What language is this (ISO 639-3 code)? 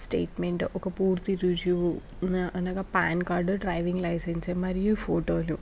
tel